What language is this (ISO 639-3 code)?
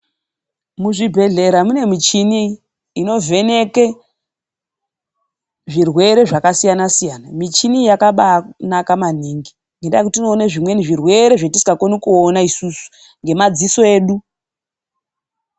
ndc